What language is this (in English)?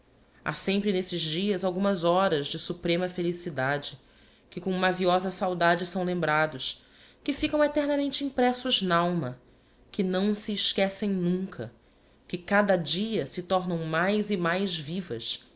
Portuguese